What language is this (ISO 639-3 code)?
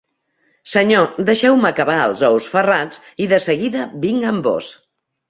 cat